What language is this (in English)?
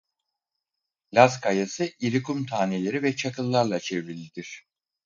Turkish